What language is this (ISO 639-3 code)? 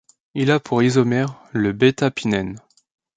fra